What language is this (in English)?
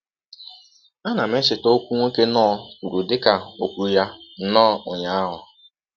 Igbo